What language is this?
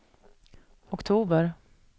Swedish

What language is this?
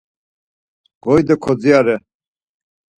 Laz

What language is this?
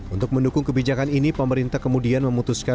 Indonesian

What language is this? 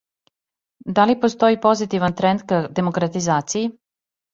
Serbian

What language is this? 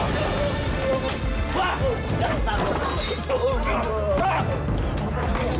Indonesian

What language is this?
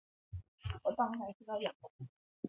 Chinese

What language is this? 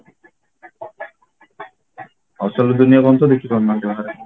Odia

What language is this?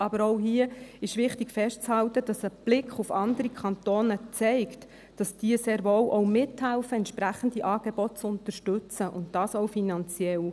Swiss German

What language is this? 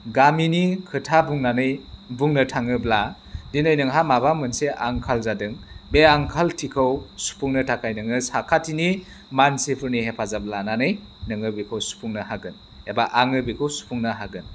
Bodo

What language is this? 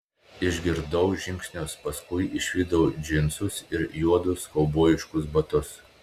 Lithuanian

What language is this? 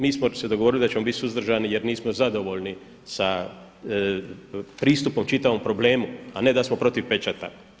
Croatian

